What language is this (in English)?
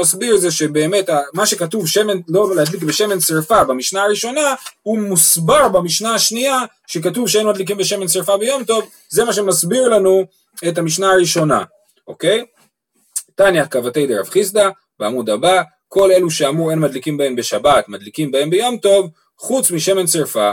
Hebrew